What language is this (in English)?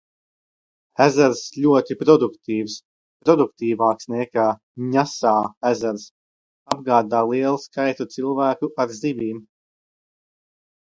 Latvian